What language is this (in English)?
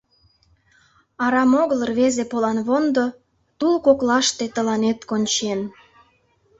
Mari